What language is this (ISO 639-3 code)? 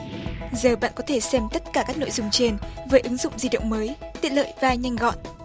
vie